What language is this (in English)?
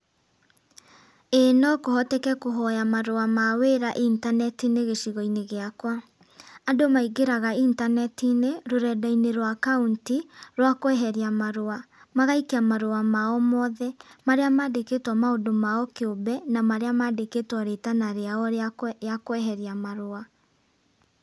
Kikuyu